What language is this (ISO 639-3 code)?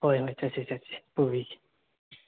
mni